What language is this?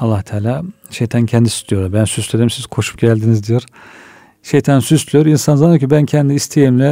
Turkish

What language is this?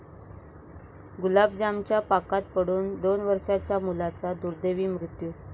Marathi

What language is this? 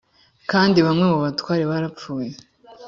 Kinyarwanda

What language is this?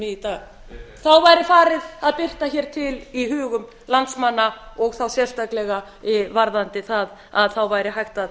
Icelandic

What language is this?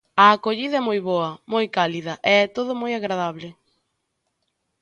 Galician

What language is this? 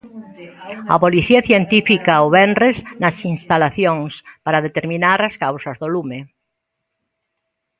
Galician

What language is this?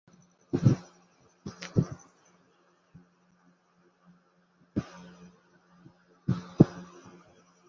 Saraiki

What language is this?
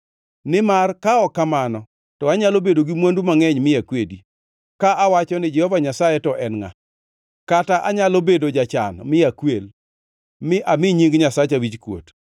Luo (Kenya and Tanzania)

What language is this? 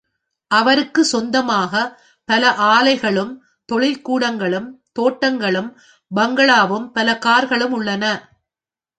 Tamil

